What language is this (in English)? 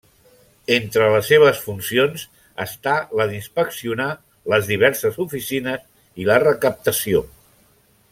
Catalan